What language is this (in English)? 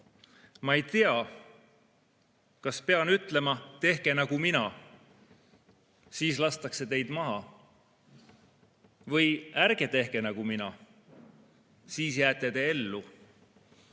Estonian